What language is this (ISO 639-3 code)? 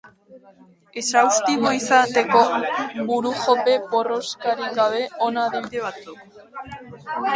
eus